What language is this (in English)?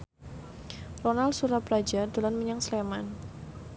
Javanese